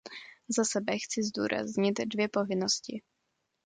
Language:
Czech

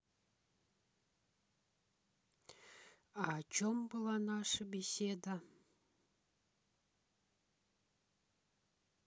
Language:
Russian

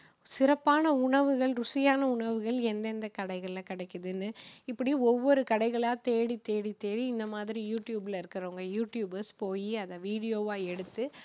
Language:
Tamil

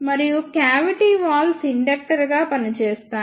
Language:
Telugu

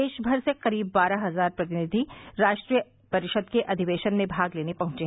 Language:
Hindi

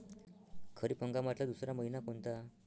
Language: Marathi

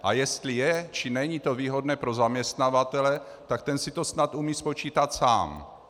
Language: Czech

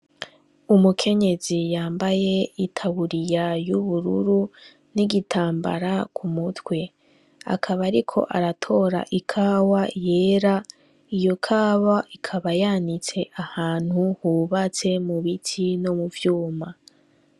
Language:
Rundi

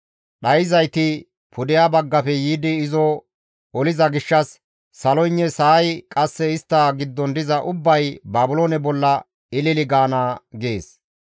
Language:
Gamo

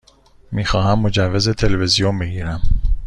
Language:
Persian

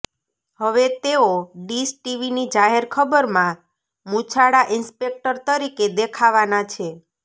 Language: Gujarati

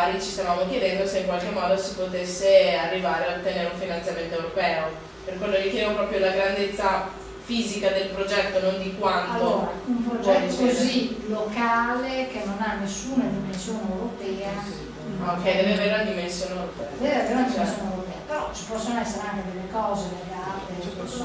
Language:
Italian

